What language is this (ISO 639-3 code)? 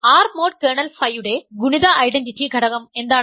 mal